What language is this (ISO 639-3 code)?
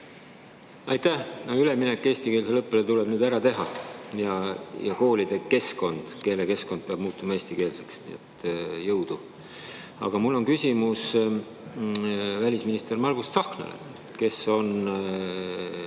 est